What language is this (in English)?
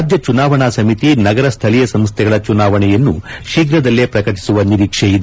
Kannada